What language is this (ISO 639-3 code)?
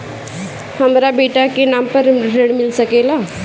bho